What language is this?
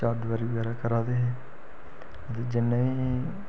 Dogri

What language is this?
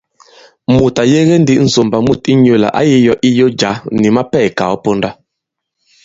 Bankon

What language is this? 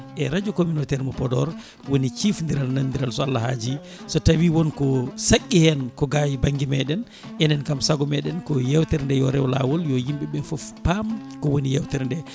Fula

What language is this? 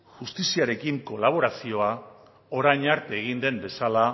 Basque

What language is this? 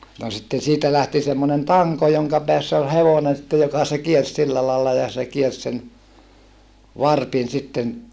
Finnish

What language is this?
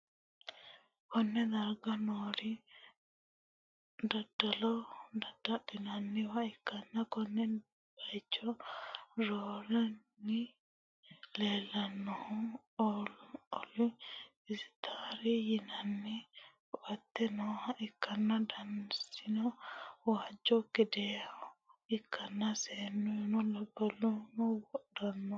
Sidamo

